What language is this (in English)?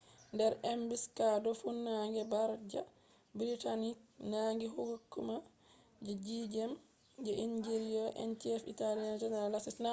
Fula